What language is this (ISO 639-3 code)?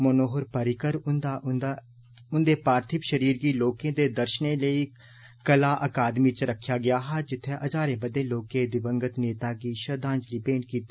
doi